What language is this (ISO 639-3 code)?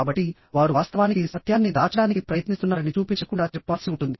tel